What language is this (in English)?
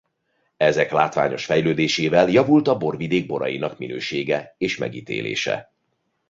Hungarian